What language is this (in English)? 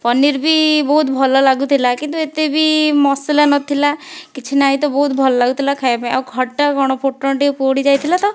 Odia